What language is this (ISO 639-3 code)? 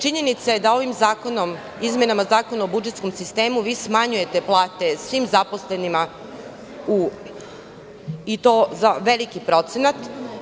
srp